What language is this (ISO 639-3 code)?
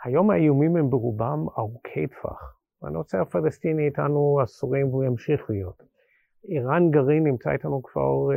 heb